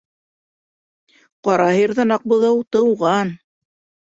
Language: Bashkir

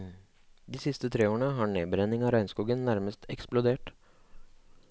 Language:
Norwegian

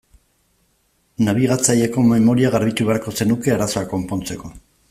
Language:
Basque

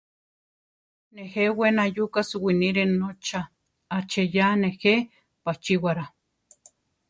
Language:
Central Tarahumara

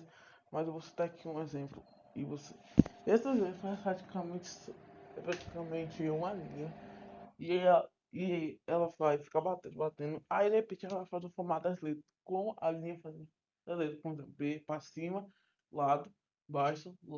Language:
Portuguese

